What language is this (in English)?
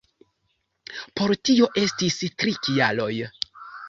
Esperanto